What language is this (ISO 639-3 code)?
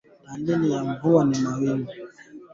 swa